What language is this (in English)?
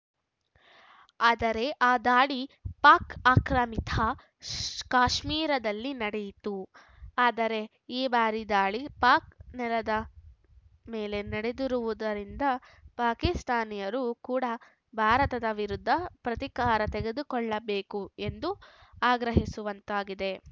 Kannada